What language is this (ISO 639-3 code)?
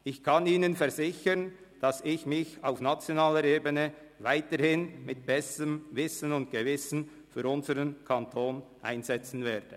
gsw